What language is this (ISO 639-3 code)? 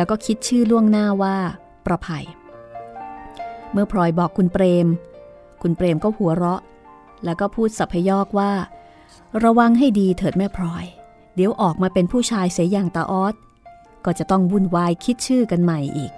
tha